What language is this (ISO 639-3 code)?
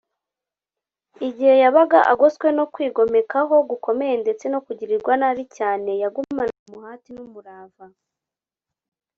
kin